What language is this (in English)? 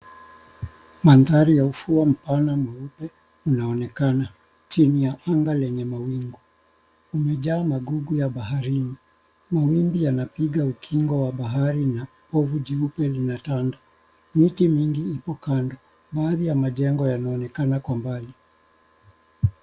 Swahili